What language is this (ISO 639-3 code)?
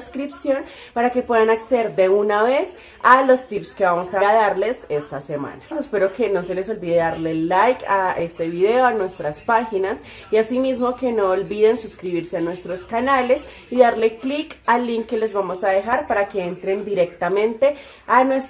spa